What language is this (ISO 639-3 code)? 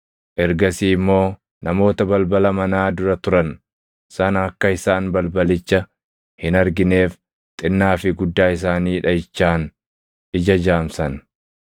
orm